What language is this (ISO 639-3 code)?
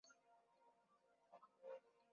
swa